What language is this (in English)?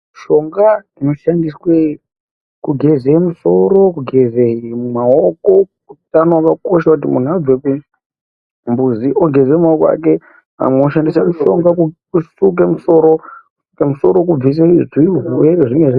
Ndau